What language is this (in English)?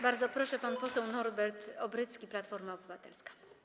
Polish